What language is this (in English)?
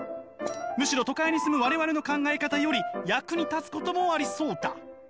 Japanese